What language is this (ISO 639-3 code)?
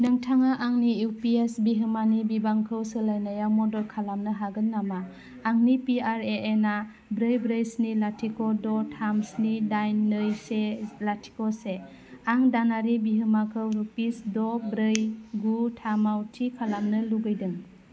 brx